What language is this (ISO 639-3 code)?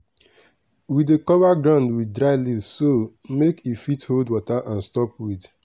pcm